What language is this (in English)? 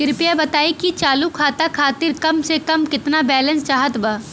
Bhojpuri